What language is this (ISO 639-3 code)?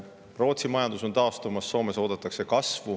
est